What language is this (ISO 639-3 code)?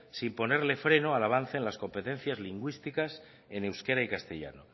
spa